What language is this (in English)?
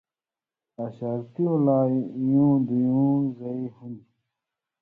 Indus Kohistani